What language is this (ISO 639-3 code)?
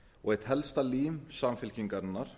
isl